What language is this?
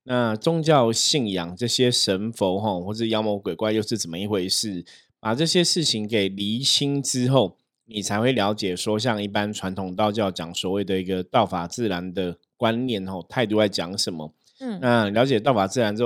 Chinese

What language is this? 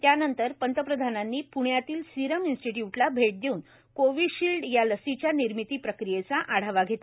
Marathi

